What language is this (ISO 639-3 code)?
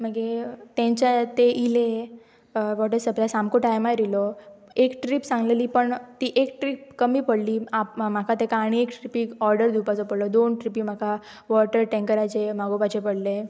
kok